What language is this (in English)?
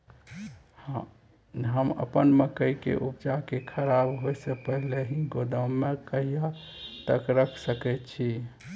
Maithili